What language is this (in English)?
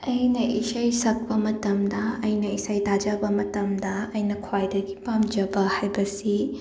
Manipuri